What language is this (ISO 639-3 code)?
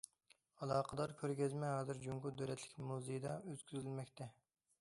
uig